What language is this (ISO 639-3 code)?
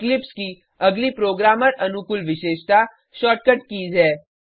hin